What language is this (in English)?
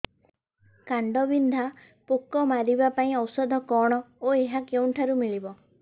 Odia